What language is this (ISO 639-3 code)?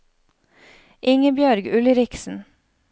nor